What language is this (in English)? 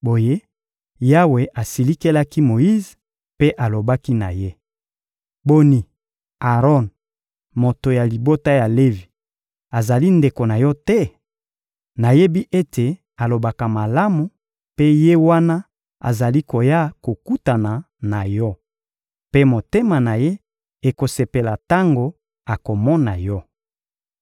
Lingala